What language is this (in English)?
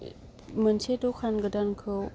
Bodo